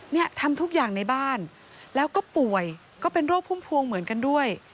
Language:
Thai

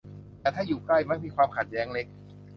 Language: Thai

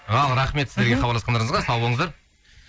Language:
Kazakh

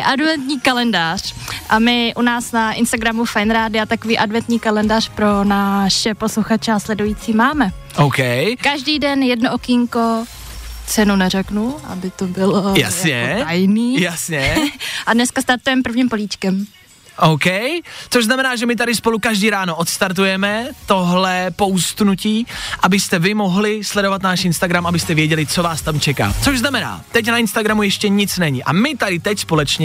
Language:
Czech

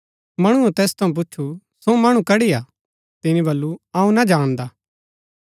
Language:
Gaddi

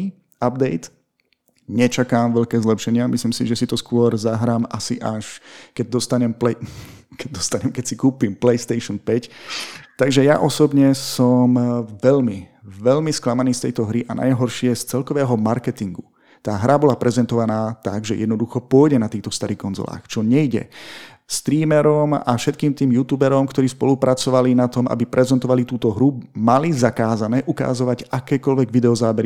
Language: Slovak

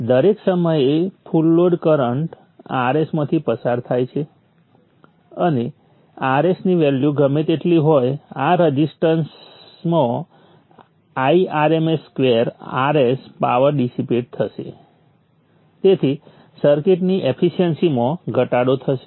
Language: Gujarati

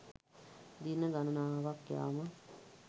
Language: Sinhala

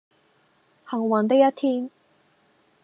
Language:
Cantonese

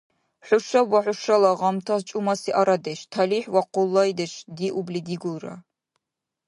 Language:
Dargwa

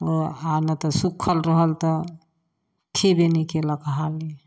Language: Maithili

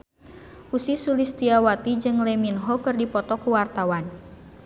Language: Sundanese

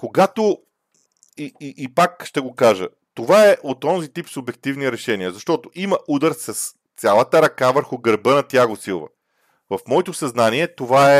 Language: Bulgarian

